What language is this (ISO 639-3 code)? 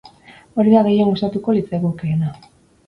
eus